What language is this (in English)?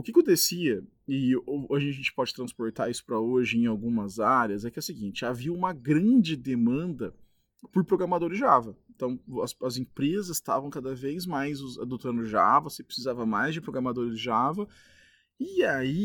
Portuguese